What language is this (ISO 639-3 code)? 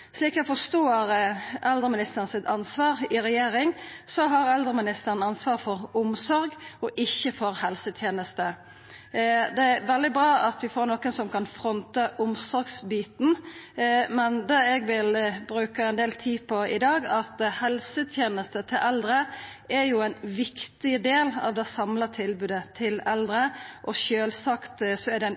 nno